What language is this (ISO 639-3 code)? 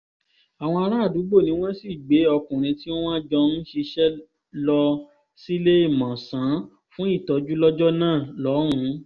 yor